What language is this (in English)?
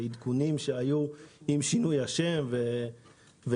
Hebrew